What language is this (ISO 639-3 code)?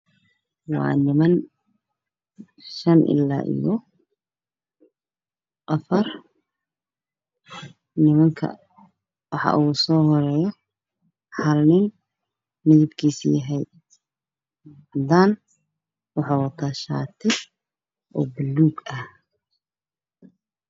som